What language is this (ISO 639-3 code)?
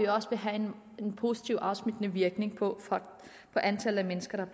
dan